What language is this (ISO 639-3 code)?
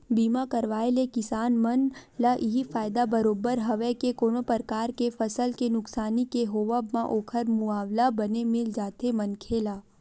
hne